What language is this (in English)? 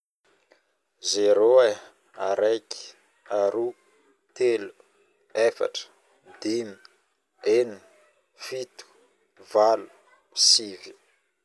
Northern Betsimisaraka Malagasy